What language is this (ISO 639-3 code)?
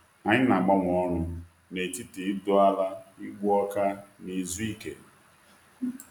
ibo